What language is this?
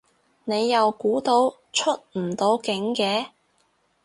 Cantonese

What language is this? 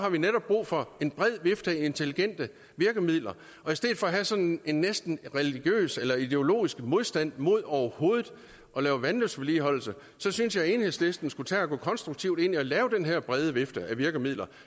Danish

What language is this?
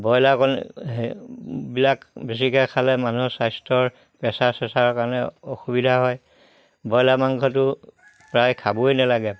Assamese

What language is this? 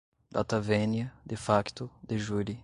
Portuguese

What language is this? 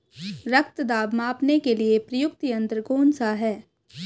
Hindi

